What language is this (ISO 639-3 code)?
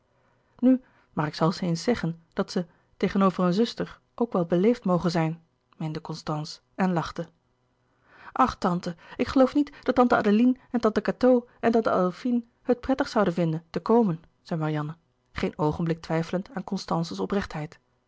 nld